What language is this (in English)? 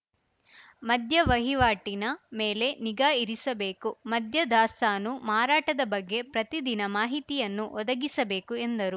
Kannada